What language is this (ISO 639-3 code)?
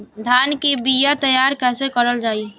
bho